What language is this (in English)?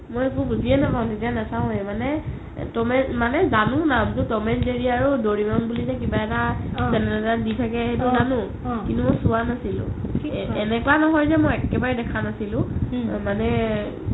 Assamese